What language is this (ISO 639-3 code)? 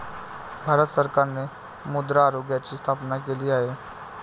mar